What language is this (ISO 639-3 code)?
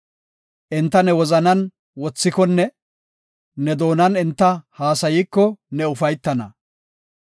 gof